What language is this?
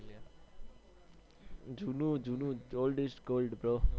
Gujarati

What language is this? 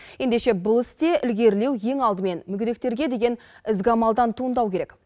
Kazakh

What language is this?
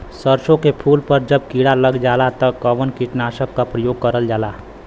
Bhojpuri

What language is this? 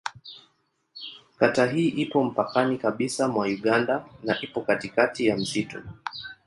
Swahili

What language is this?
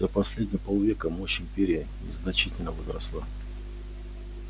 Russian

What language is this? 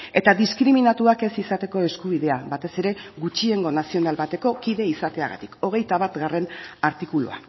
Basque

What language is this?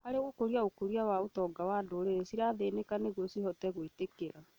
Kikuyu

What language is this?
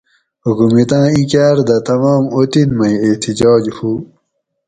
Gawri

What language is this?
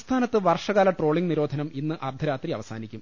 Malayalam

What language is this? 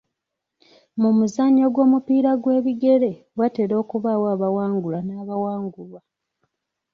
Ganda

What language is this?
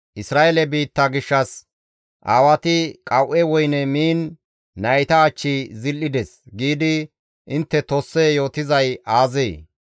Gamo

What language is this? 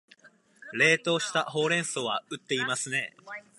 Japanese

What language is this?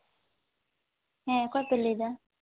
Santali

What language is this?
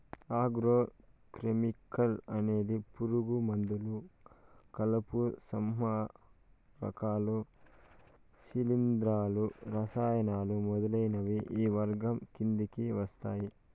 Telugu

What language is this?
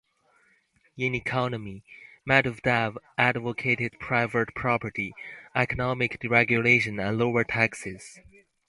English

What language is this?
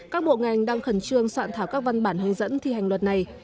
Vietnamese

